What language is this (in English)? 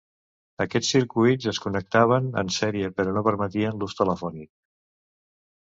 Catalan